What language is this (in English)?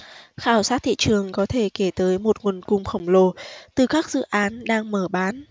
Vietnamese